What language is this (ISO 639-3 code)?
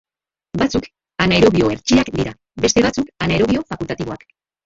eus